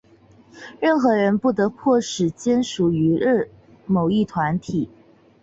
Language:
Chinese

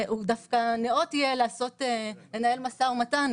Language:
Hebrew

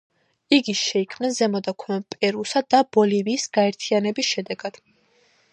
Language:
Georgian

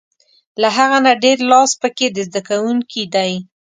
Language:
Pashto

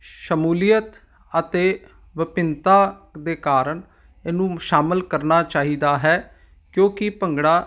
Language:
Punjabi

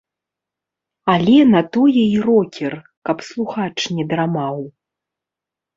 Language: Belarusian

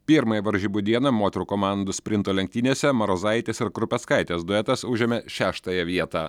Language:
Lithuanian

